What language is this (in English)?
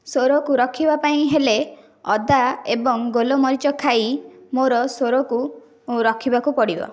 Odia